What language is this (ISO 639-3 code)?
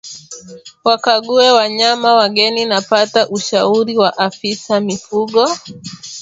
swa